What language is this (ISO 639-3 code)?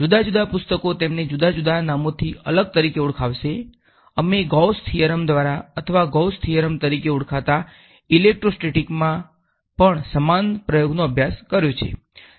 guj